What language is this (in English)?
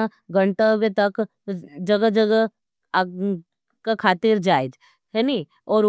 Nimadi